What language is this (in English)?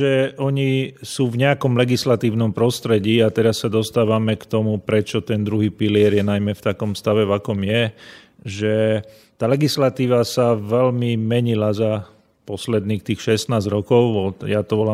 Slovak